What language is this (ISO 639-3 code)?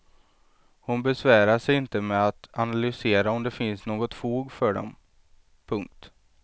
swe